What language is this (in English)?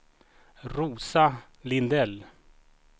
Swedish